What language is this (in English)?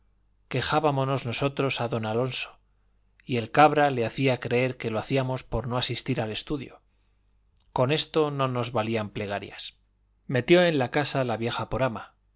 Spanish